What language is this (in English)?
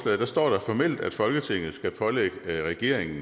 Danish